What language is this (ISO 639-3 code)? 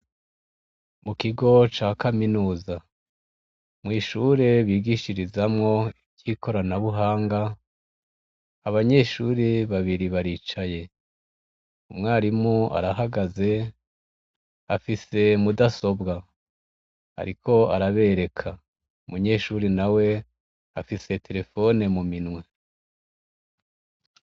run